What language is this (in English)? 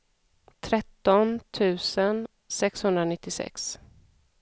Swedish